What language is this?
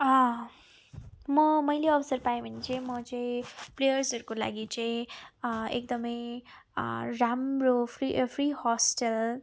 Nepali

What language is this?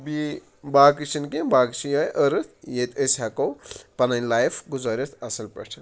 Kashmiri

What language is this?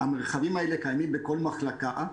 Hebrew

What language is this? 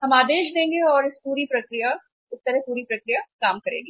Hindi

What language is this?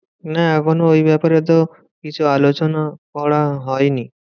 Bangla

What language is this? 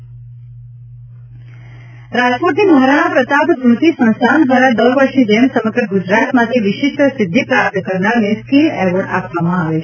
Gujarati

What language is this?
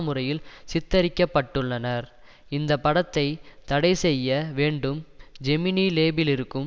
Tamil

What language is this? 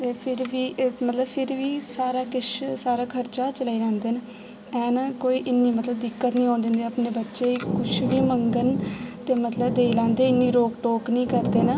Dogri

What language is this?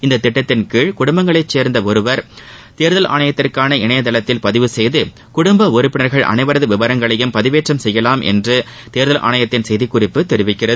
Tamil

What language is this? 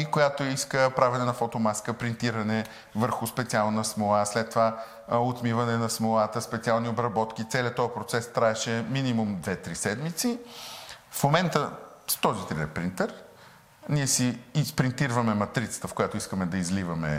Bulgarian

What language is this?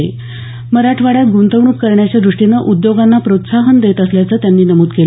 Marathi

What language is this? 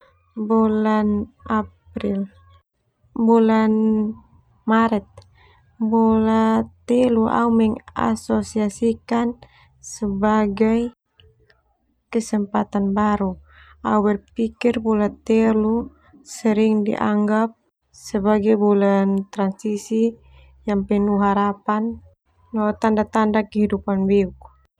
Termanu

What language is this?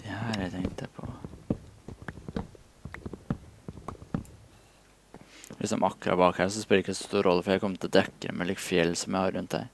Norwegian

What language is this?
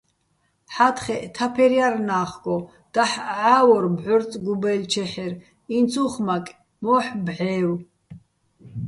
Bats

